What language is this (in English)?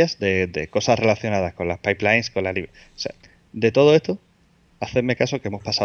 Spanish